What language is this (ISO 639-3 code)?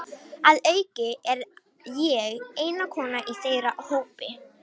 isl